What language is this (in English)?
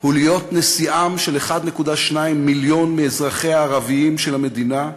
Hebrew